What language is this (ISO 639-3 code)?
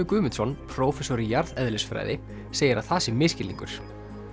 isl